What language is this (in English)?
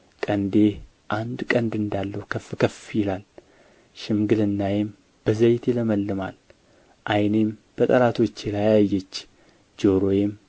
Amharic